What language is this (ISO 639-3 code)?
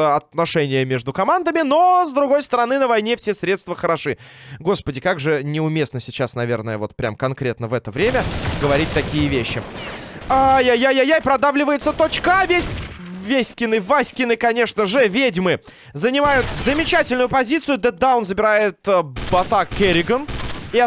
rus